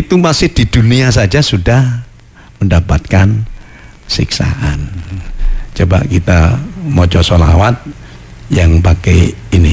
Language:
Indonesian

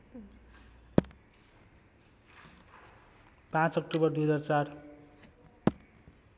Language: Nepali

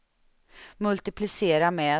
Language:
Swedish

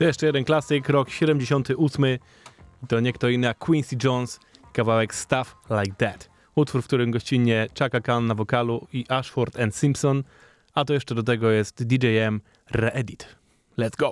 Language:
Polish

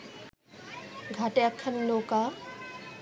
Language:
Bangla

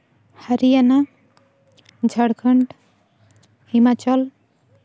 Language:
Santali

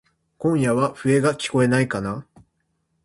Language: Japanese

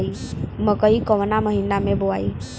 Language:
Bhojpuri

